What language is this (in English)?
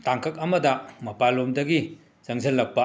Manipuri